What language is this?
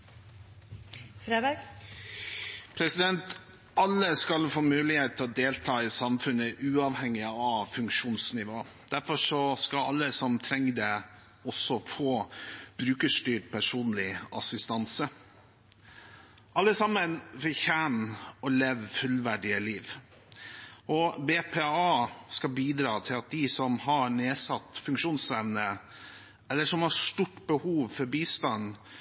Norwegian Bokmål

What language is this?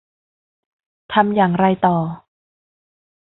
Thai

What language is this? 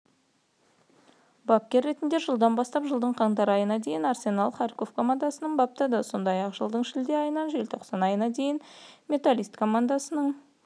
Kazakh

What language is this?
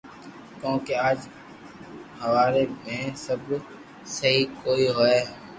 Loarki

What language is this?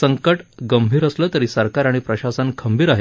Marathi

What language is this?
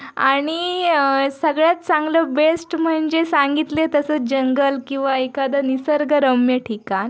Marathi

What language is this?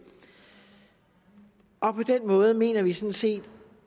Danish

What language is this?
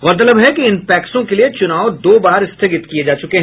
Hindi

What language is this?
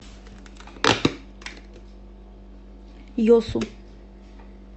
Russian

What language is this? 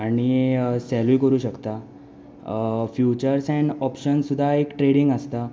Konkani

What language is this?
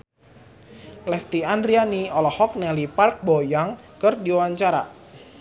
Sundanese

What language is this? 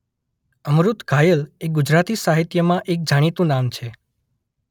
Gujarati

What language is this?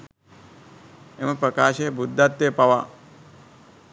Sinhala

